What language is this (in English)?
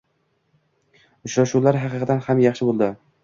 Uzbek